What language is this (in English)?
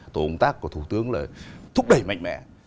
Vietnamese